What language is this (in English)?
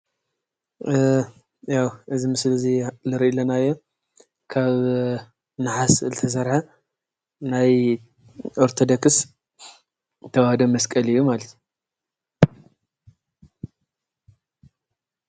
Tigrinya